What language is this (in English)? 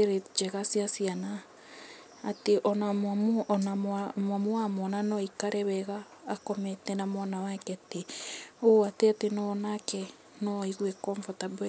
Kikuyu